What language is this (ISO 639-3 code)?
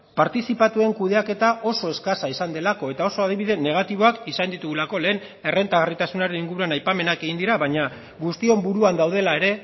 eus